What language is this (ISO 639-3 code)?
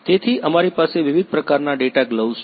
guj